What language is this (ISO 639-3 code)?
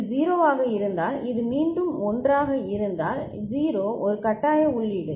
tam